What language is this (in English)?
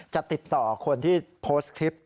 Thai